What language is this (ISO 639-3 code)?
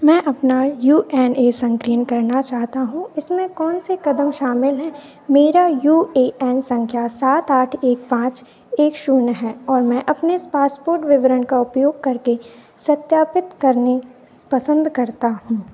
hin